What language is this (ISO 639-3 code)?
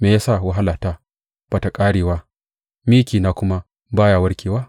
hau